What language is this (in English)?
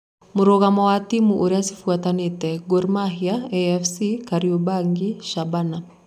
Kikuyu